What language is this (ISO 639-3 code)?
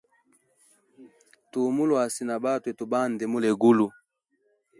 hem